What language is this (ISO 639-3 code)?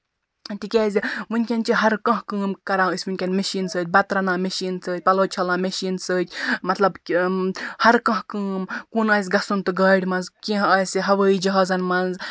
kas